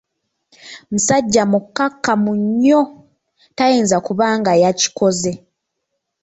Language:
Ganda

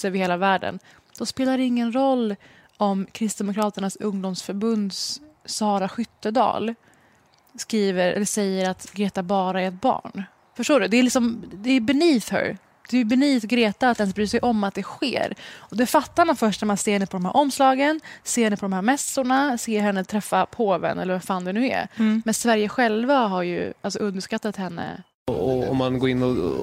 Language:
Swedish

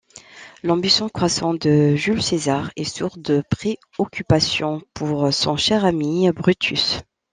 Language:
French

